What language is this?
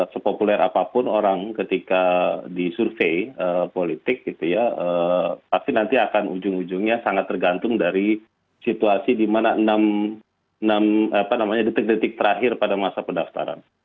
Indonesian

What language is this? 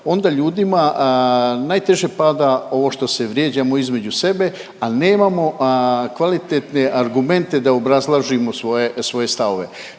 Croatian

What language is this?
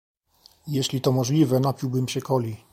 Polish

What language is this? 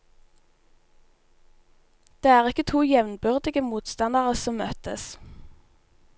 Norwegian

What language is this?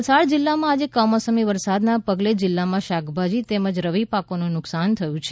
Gujarati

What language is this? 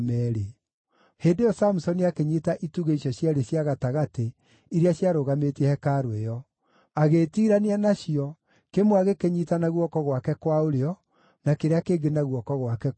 Kikuyu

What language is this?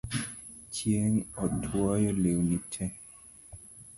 Luo (Kenya and Tanzania)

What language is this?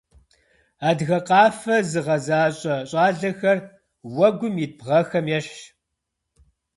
Kabardian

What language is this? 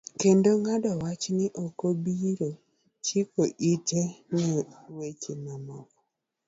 Luo (Kenya and Tanzania)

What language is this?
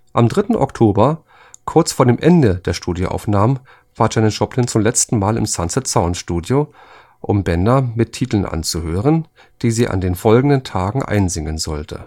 German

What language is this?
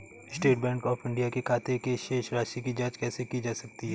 Hindi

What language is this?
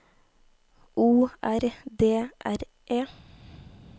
Norwegian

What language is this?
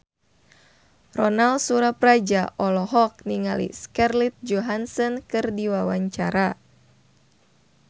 Sundanese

